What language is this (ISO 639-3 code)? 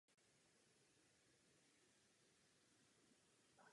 ces